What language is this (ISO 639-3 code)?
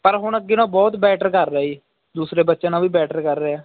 pan